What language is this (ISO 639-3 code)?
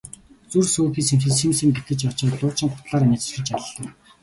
mon